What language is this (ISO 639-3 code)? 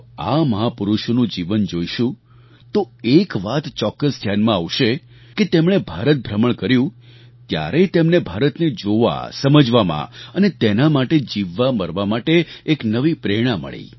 guj